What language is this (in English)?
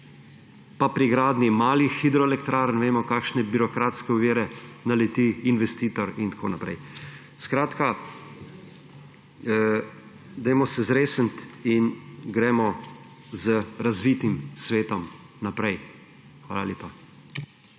Slovenian